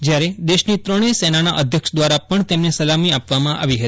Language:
Gujarati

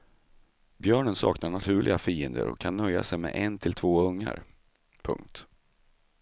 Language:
Swedish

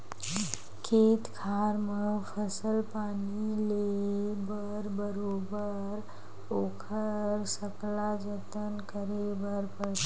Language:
Chhattisgarhi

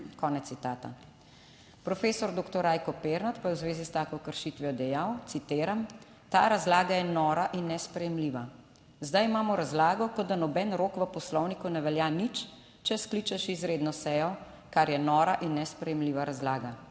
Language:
Slovenian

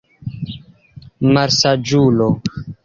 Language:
Esperanto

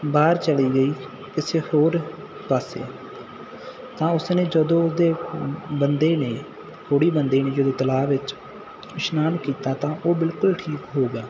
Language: Punjabi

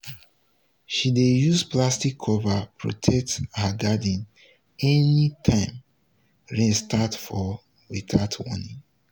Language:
Nigerian Pidgin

